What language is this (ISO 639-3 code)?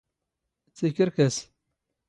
zgh